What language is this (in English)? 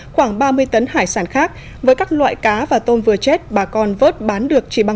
Vietnamese